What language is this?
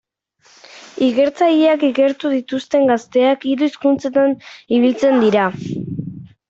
Basque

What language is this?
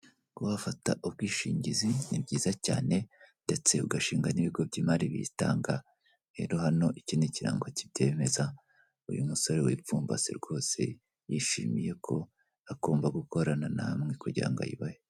Kinyarwanda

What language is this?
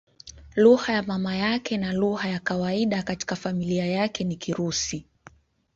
Swahili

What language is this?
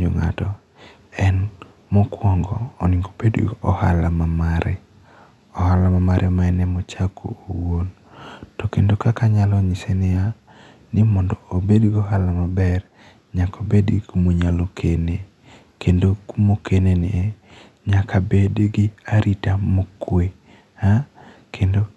Luo (Kenya and Tanzania)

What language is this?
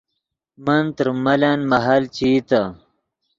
Yidgha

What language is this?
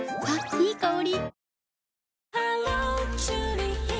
Japanese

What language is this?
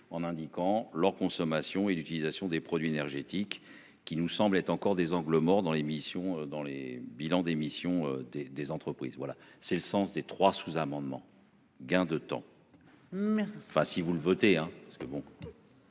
French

